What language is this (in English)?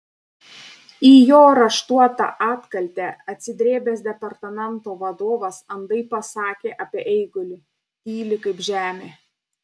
Lithuanian